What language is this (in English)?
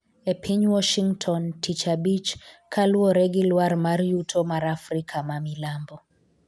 Luo (Kenya and Tanzania)